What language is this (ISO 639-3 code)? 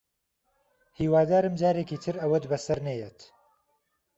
ckb